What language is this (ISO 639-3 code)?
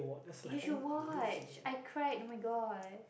eng